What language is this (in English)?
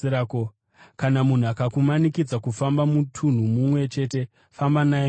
Shona